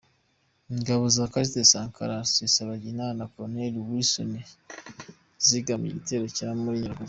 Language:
Kinyarwanda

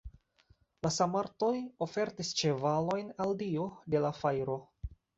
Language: Esperanto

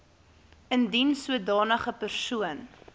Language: Afrikaans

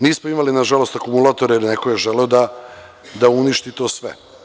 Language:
Serbian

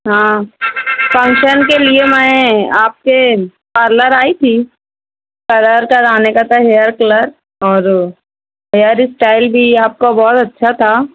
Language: Urdu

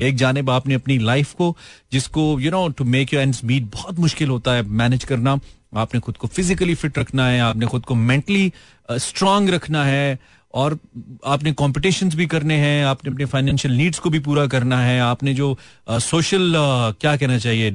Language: Hindi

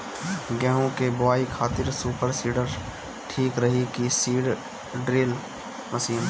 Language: Bhojpuri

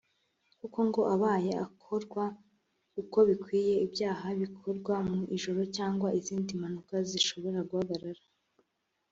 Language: Kinyarwanda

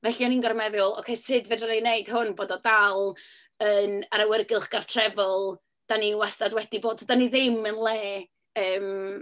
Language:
Welsh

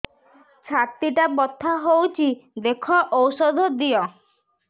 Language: Odia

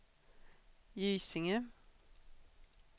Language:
Swedish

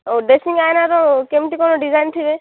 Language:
Odia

